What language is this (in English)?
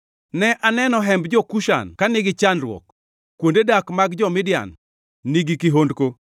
Luo (Kenya and Tanzania)